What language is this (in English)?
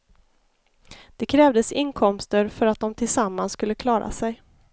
Swedish